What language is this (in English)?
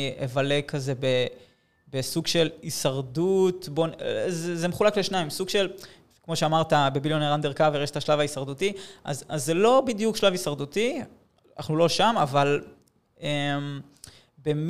Hebrew